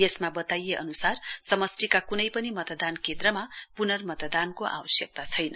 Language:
Nepali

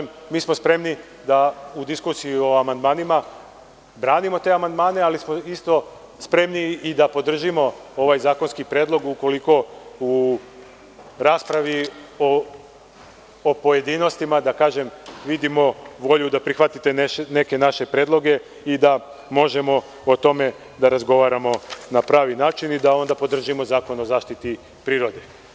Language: Serbian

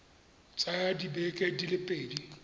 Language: Tswana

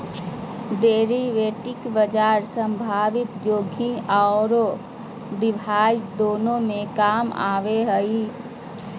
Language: Magahi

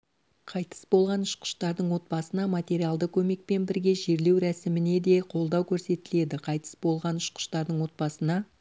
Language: Kazakh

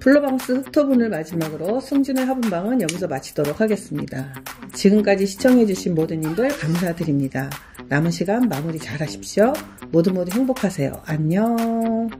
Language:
Korean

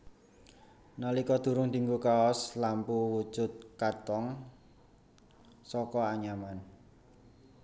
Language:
Javanese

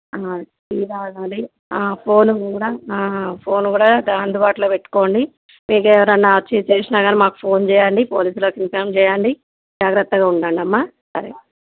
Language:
Telugu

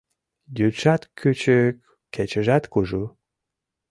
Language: Mari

